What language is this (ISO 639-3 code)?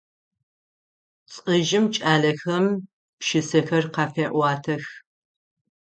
ady